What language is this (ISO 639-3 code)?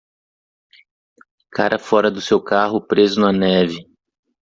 por